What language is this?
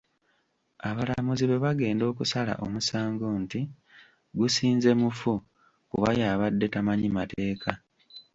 Ganda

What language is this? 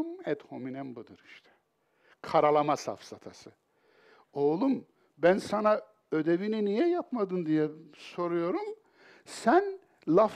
Turkish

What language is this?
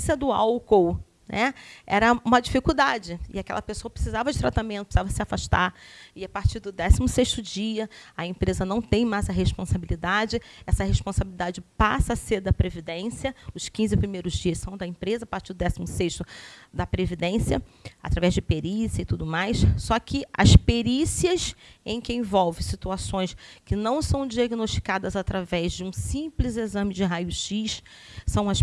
Portuguese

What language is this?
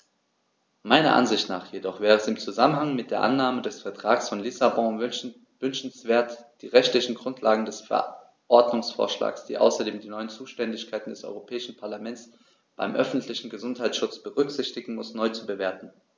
German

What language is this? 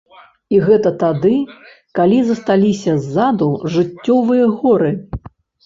Belarusian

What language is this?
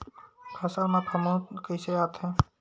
Chhattisgarhi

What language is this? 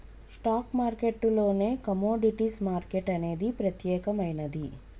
Telugu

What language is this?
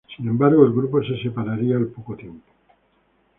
Spanish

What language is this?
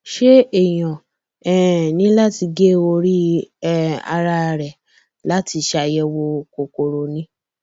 Yoruba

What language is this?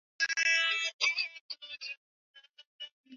Swahili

